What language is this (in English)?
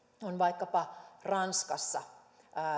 Finnish